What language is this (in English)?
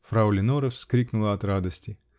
Russian